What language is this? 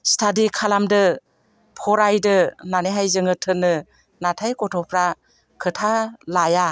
Bodo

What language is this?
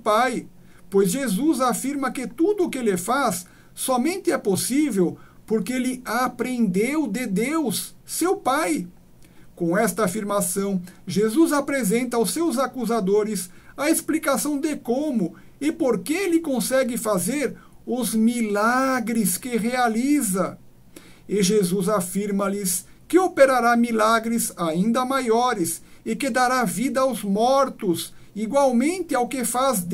Portuguese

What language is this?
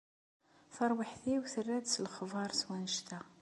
Kabyle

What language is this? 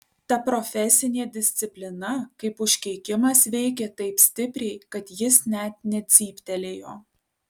Lithuanian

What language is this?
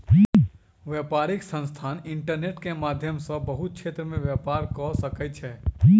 Maithili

